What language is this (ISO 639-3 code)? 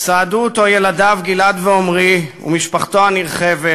heb